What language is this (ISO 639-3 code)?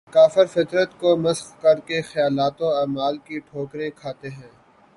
urd